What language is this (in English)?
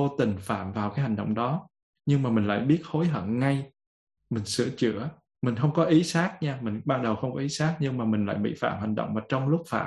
Vietnamese